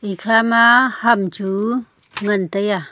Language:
Wancho Naga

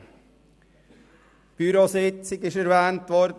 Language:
Swiss German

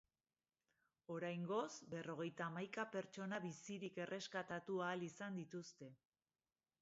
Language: Basque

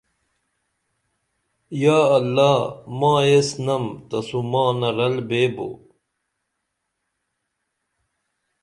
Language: Dameli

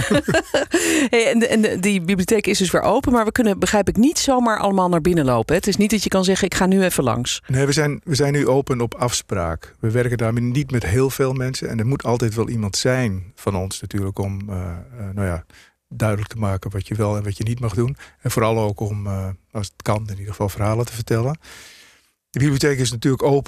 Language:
Dutch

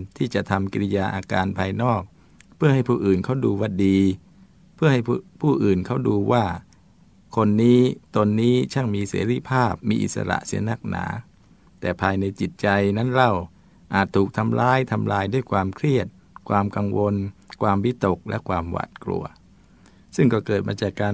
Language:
Thai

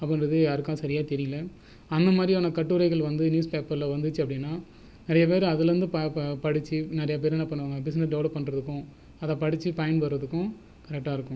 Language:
Tamil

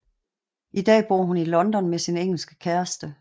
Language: Danish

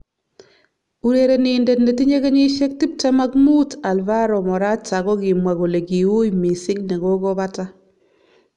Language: Kalenjin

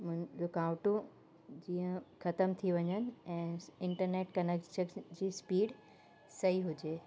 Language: Sindhi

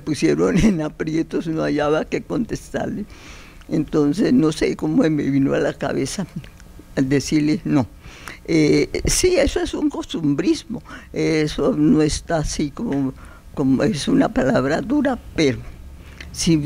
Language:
Spanish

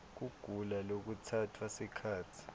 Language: Swati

